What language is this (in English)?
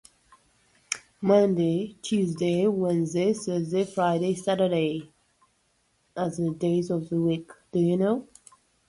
Russian